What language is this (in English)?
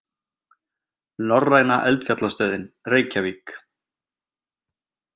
Icelandic